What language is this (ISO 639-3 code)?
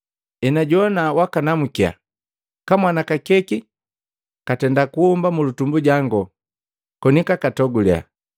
mgv